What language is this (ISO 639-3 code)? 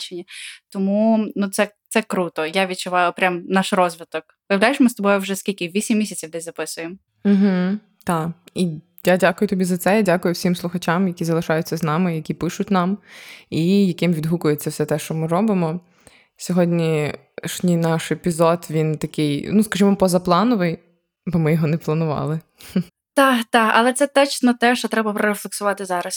ukr